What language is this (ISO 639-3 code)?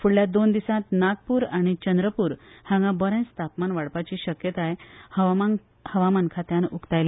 kok